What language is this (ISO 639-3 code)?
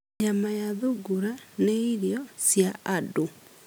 kik